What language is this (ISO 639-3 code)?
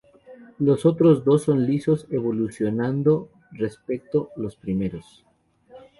spa